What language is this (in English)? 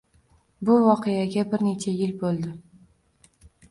Uzbek